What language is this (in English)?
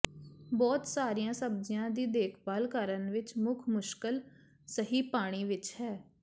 Punjabi